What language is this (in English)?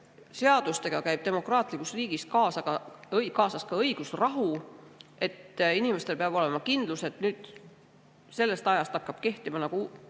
Estonian